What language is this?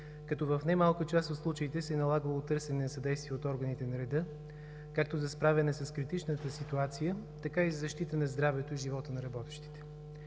Bulgarian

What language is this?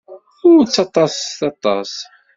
Kabyle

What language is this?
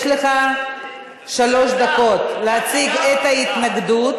Hebrew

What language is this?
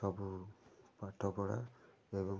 Odia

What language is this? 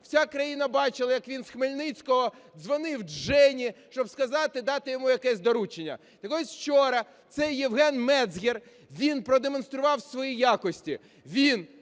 Ukrainian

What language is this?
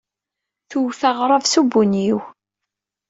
Kabyle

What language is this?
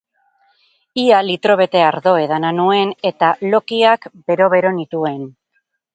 Basque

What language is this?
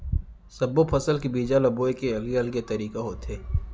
Chhattisgarhi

